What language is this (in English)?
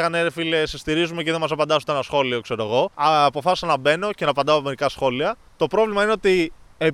Greek